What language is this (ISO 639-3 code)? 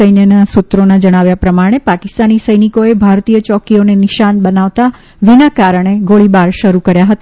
guj